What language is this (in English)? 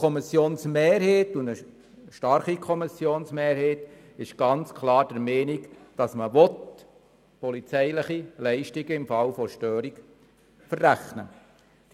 Swiss German